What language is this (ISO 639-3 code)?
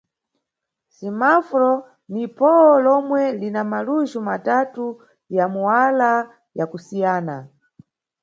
nyu